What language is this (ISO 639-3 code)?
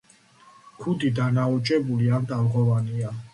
kat